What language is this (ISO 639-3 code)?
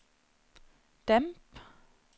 nor